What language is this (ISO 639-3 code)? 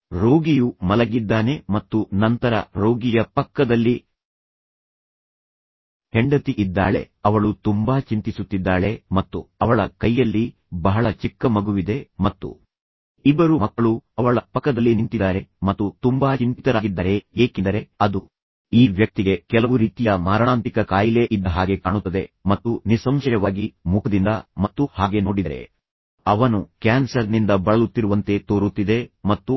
kan